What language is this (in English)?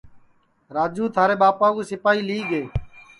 Sansi